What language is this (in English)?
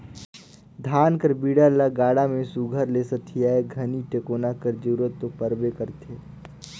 Chhattisgarhi